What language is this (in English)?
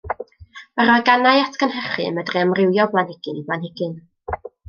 Welsh